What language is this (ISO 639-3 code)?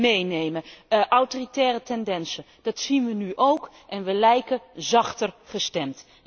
nld